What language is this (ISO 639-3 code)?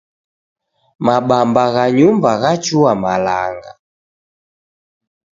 dav